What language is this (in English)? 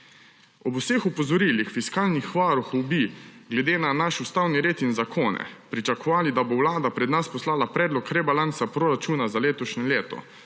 Slovenian